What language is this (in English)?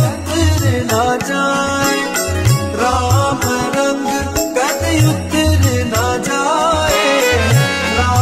Hindi